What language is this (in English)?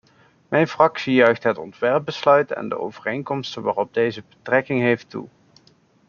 Dutch